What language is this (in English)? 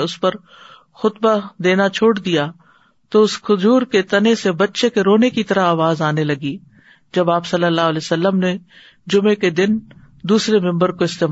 Urdu